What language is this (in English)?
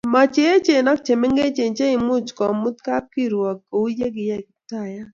Kalenjin